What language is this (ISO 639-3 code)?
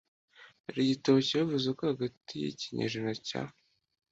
kin